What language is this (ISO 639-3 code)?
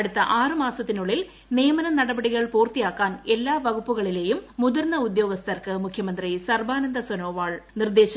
mal